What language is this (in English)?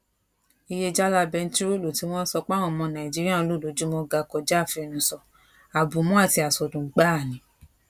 Yoruba